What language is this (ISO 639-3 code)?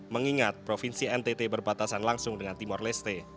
ind